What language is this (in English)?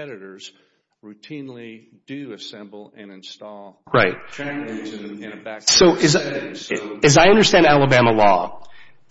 English